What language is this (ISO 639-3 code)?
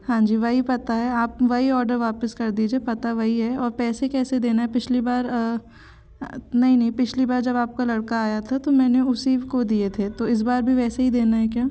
hin